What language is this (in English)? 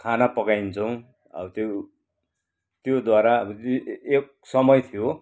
Nepali